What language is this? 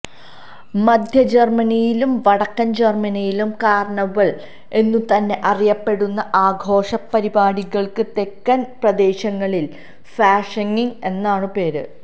Malayalam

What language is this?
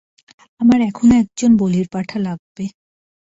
Bangla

